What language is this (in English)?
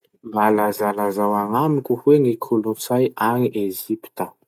Masikoro Malagasy